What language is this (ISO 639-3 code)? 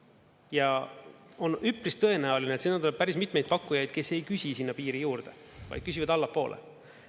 est